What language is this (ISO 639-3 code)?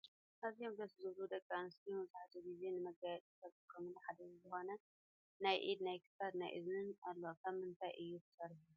tir